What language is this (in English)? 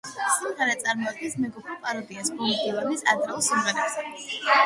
Georgian